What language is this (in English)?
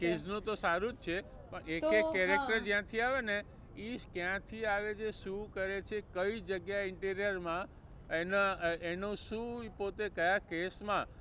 Gujarati